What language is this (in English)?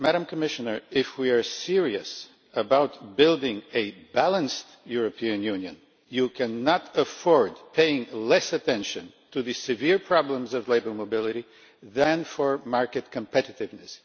English